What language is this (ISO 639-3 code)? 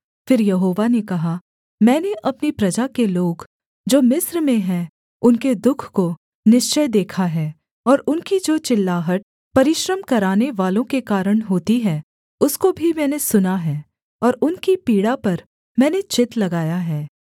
hin